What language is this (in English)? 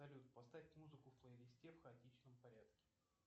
Russian